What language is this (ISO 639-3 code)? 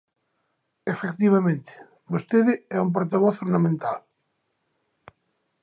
glg